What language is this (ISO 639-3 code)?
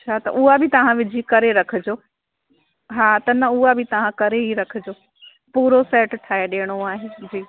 snd